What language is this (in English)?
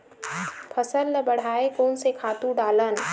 Chhattisgarhi